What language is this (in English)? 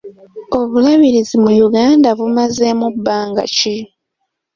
Ganda